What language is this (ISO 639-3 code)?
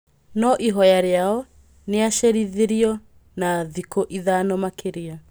kik